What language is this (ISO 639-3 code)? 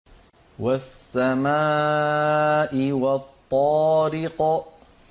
ara